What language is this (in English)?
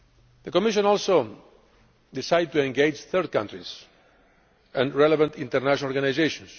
English